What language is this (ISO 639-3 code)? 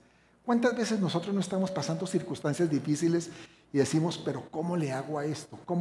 spa